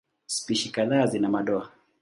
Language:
Swahili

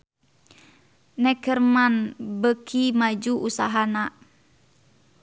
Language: Sundanese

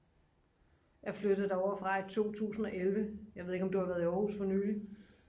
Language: Danish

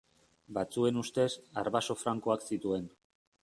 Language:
Basque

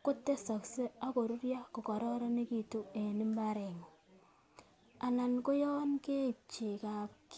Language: Kalenjin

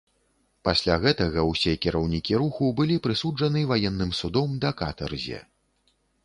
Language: Belarusian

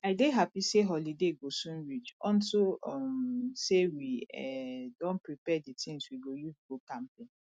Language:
Nigerian Pidgin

